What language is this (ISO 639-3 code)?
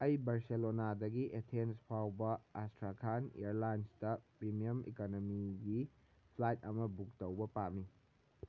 mni